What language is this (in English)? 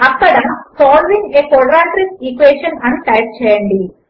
Telugu